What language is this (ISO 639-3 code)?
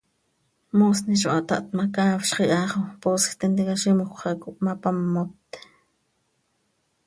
sei